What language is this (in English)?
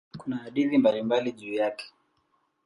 Swahili